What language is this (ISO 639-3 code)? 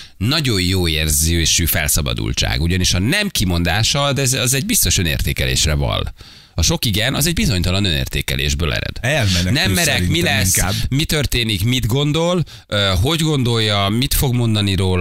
hun